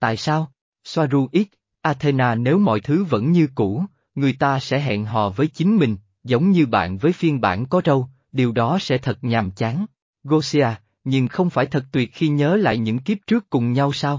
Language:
Vietnamese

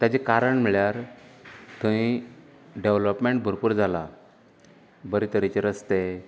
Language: Konkani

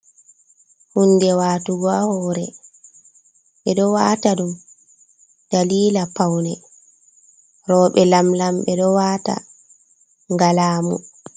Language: Fula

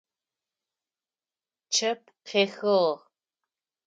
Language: Adyghe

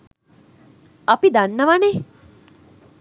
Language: Sinhala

